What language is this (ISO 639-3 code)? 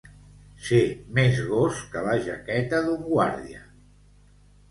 cat